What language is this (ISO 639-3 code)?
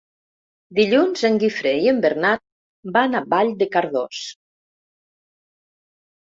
cat